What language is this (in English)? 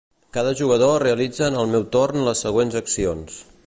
Catalan